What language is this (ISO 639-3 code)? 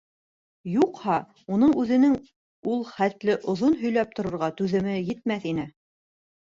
bak